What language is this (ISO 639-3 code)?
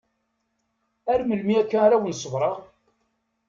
kab